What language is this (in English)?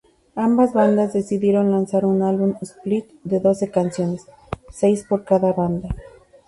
Spanish